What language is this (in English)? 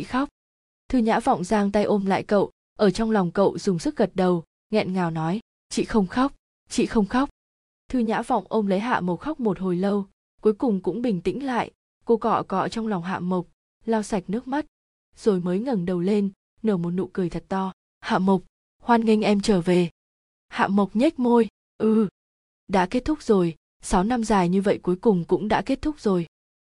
Vietnamese